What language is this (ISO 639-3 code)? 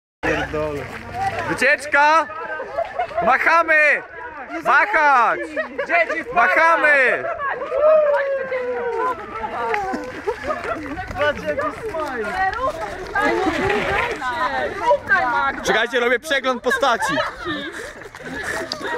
pol